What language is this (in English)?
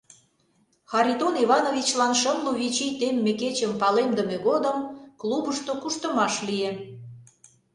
Mari